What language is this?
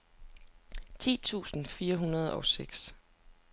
Danish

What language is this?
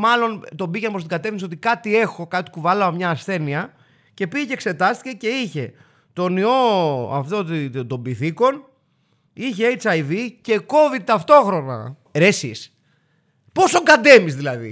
Greek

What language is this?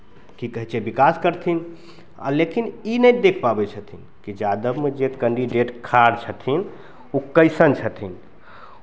Maithili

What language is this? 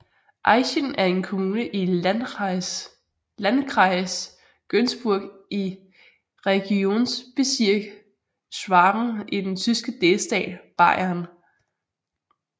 Danish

